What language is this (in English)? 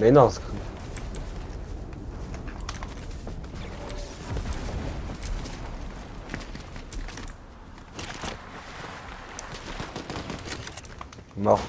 French